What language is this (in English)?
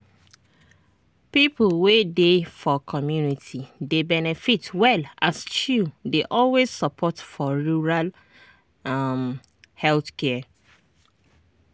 Nigerian Pidgin